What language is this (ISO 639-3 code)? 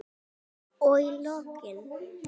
isl